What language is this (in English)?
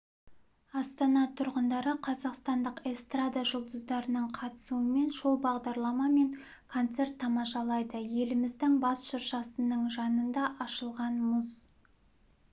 Kazakh